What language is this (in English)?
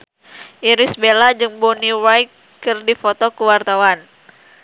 Sundanese